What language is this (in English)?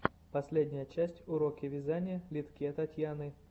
Russian